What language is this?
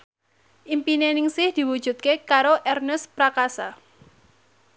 Javanese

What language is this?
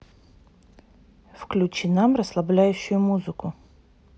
Russian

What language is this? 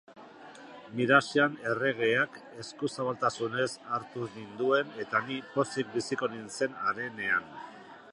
Basque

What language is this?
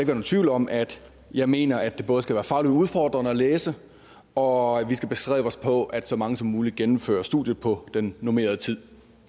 Danish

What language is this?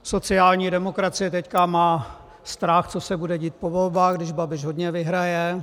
Czech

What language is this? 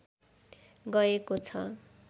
Nepali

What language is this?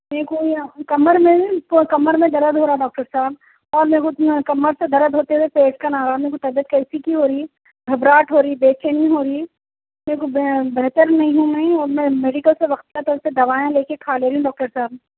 Urdu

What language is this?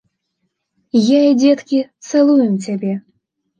Belarusian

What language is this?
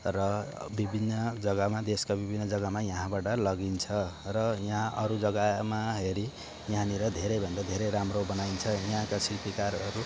Nepali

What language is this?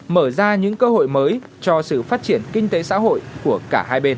Vietnamese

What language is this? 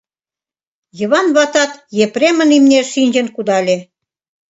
Mari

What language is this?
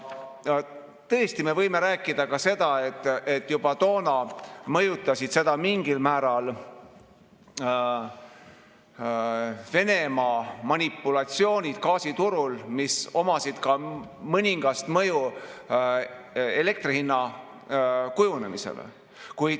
Estonian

